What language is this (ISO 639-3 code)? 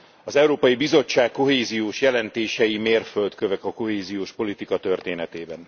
hun